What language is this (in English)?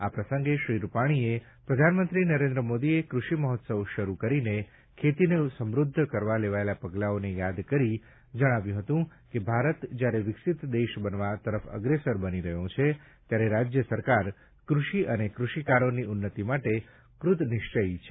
Gujarati